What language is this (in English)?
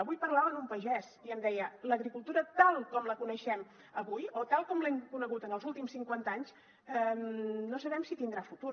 Catalan